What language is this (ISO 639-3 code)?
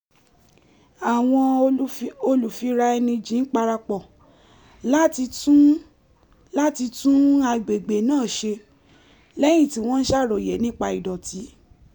yor